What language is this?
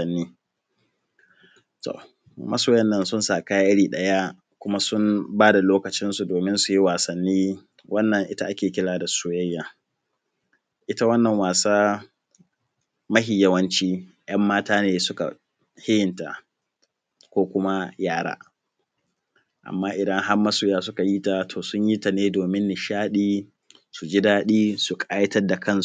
Hausa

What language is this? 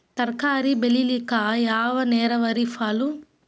Kannada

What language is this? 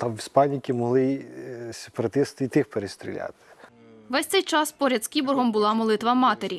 Ukrainian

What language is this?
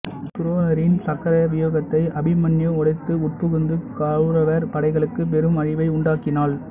Tamil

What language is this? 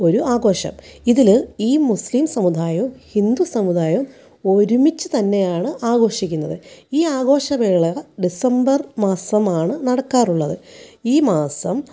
Malayalam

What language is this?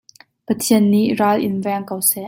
Hakha Chin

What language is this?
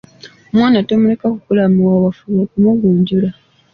Ganda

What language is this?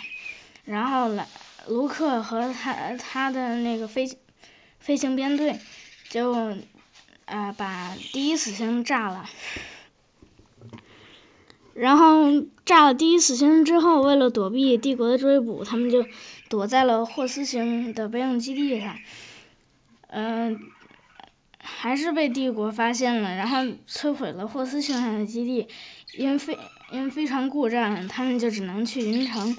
Chinese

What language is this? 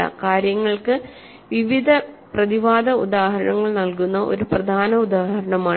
Malayalam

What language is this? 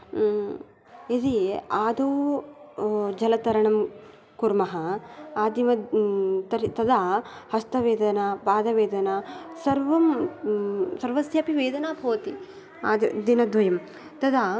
Sanskrit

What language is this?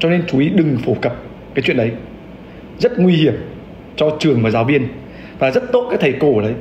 Vietnamese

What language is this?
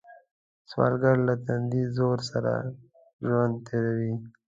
Pashto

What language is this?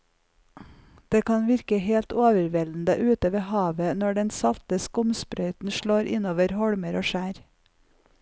Norwegian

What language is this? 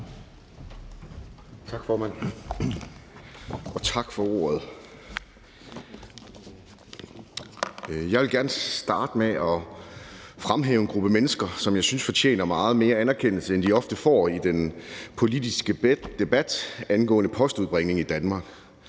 Danish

